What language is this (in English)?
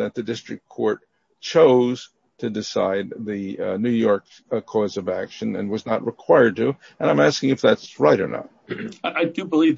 English